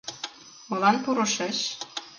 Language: Mari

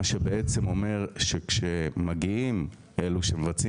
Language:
Hebrew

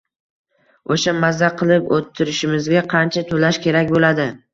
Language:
Uzbek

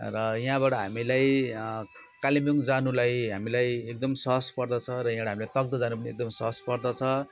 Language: Nepali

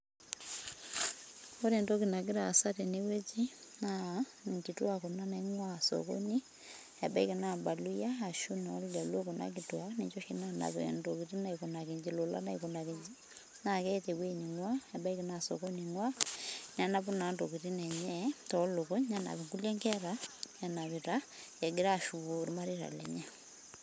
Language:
Masai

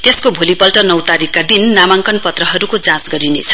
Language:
Nepali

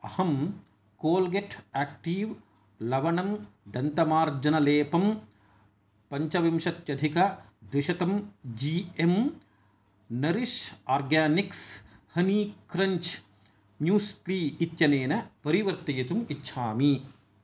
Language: Sanskrit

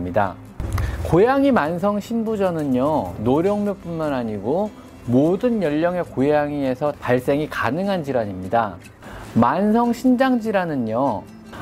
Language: Korean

